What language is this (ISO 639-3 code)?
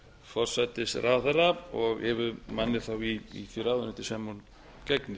isl